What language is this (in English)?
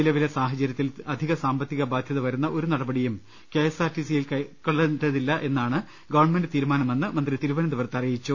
Malayalam